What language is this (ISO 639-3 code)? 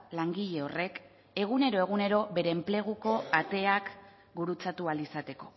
eus